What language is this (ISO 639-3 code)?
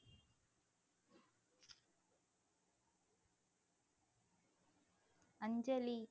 tam